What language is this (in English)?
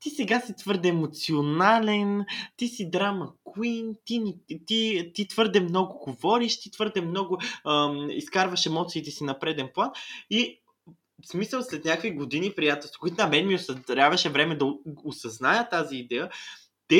Bulgarian